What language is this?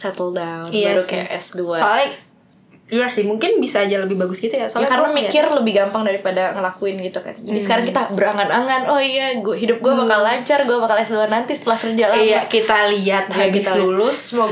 Indonesian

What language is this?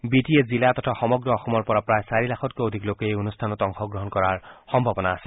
Assamese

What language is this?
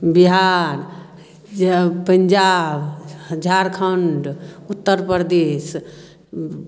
Maithili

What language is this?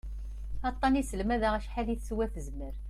Kabyle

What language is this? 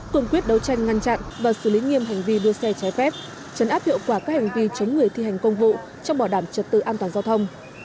Vietnamese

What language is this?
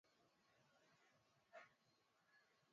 Swahili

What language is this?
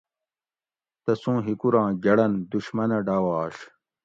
Gawri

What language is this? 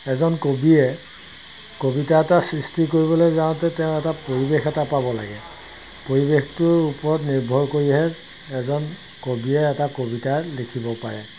Assamese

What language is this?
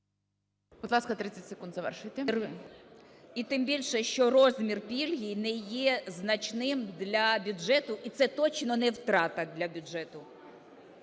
Ukrainian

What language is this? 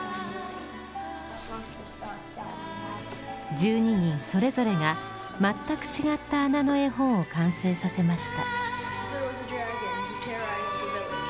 Japanese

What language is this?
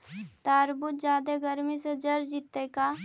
Magahi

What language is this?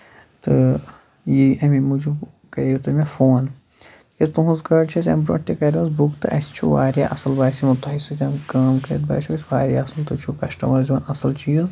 Kashmiri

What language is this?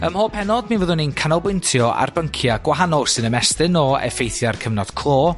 Welsh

